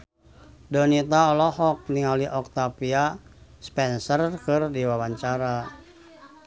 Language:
Sundanese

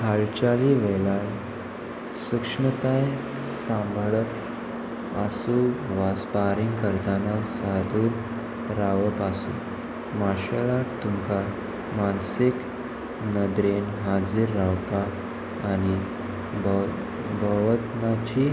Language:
Konkani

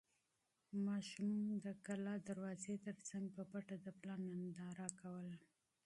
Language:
Pashto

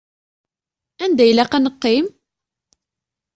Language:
Kabyle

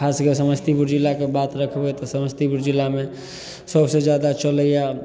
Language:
Maithili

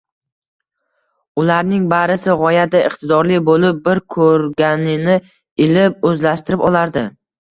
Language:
Uzbek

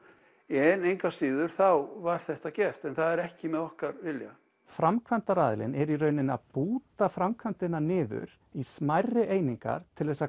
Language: Icelandic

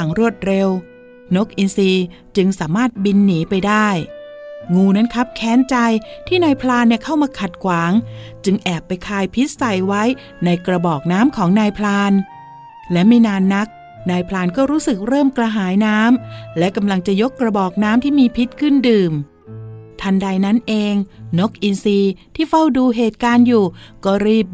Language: Thai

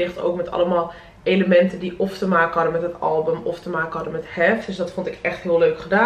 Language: Dutch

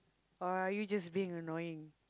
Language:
English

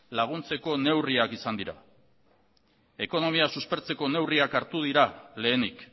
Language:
Basque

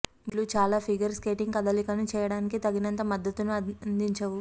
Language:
Telugu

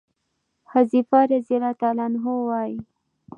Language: Pashto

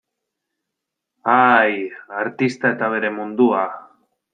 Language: Basque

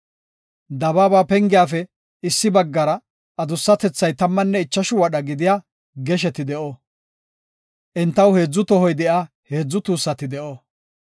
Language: Gofa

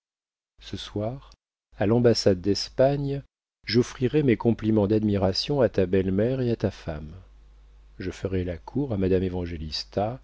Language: French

